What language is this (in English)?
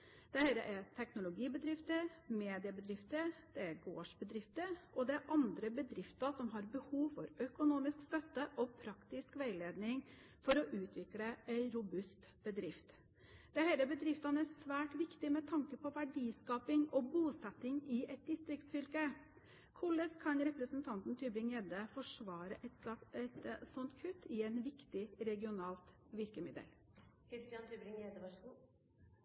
Norwegian Bokmål